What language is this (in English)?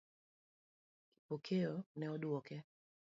Luo (Kenya and Tanzania)